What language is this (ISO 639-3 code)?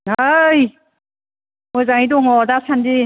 brx